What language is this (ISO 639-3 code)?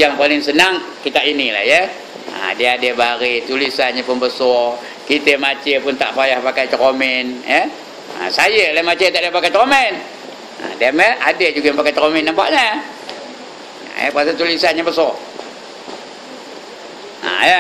msa